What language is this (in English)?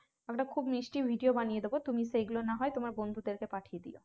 Bangla